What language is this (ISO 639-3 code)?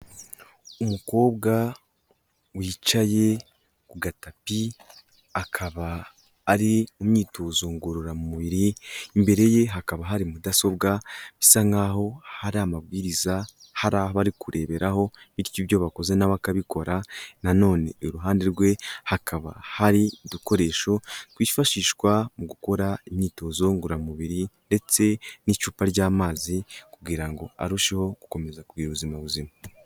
kin